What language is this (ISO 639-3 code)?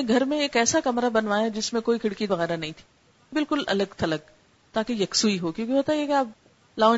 urd